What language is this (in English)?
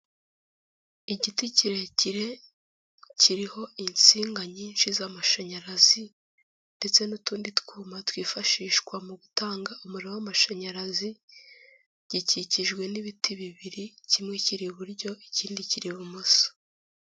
Kinyarwanda